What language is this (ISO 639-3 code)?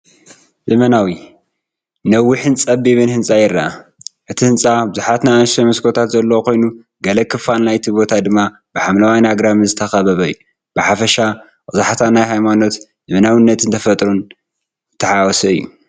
tir